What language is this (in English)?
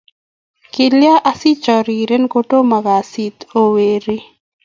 Kalenjin